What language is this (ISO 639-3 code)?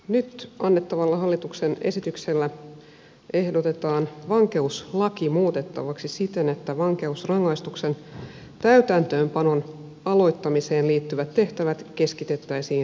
fin